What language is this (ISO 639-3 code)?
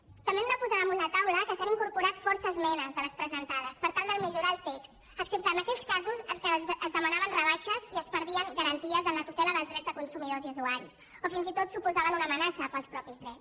cat